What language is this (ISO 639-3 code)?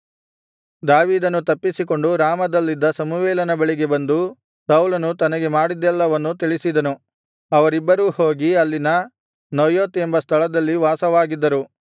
kan